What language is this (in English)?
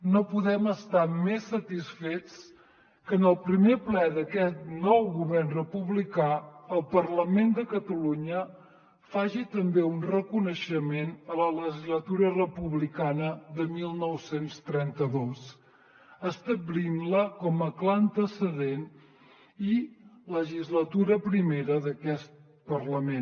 Catalan